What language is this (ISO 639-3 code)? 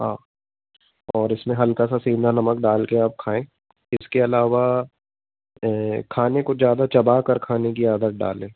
hin